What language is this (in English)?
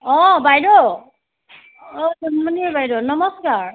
Assamese